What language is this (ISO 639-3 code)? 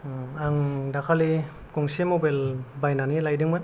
brx